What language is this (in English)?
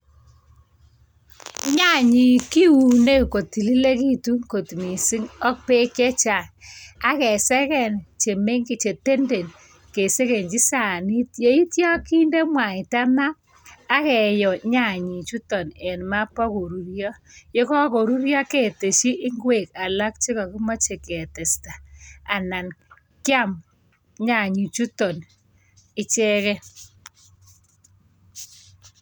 Kalenjin